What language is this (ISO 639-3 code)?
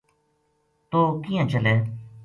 gju